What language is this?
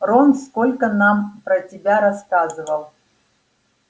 Russian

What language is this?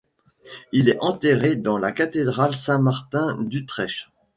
French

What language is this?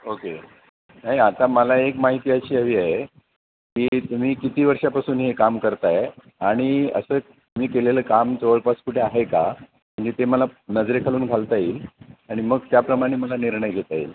Marathi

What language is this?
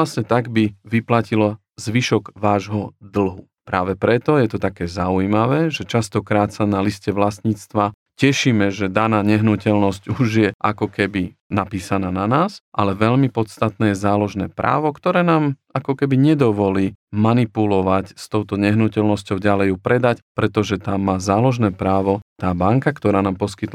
Slovak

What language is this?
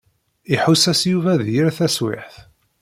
Kabyle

